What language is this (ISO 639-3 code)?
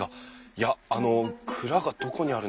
jpn